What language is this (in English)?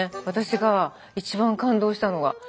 Japanese